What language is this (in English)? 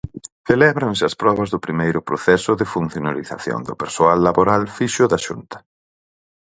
Galician